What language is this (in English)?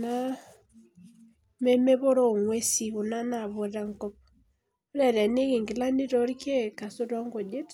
Masai